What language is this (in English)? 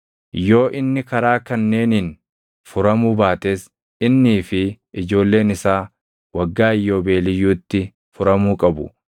Oromo